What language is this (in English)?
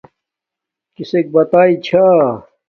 Domaaki